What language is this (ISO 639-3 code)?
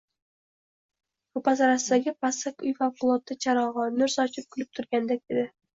uzb